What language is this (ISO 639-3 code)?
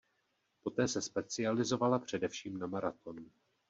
ces